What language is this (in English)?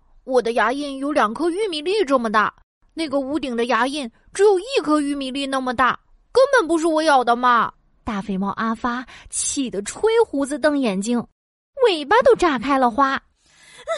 Chinese